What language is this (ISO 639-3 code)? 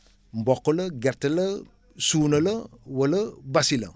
wol